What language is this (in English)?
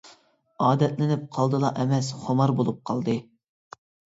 Uyghur